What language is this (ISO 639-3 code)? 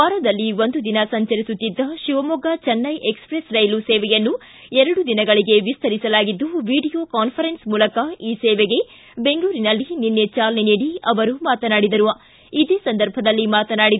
kan